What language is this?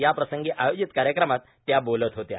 Marathi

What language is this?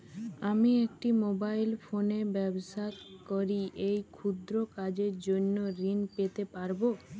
Bangla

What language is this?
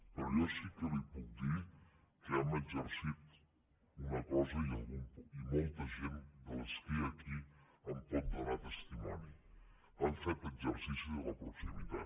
Catalan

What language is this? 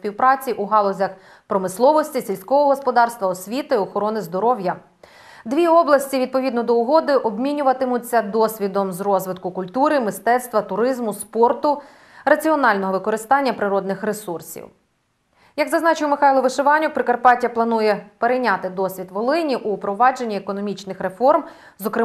Ukrainian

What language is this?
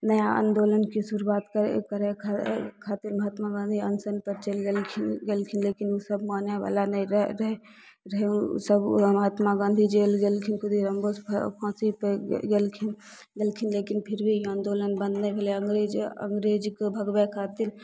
Maithili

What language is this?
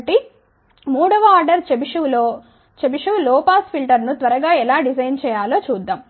Telugu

